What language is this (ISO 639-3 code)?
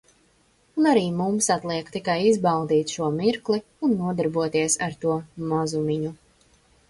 lav